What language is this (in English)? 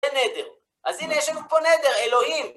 Hebrew